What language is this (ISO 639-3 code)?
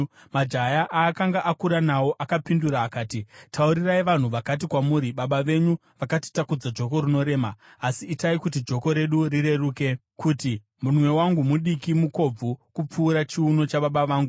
sna